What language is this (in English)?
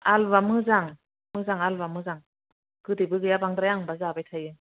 Bodo